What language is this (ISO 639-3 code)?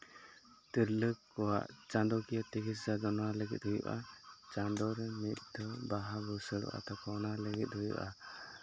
sat